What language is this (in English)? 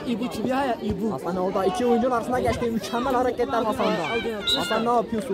Turkish